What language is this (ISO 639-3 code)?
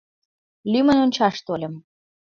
chm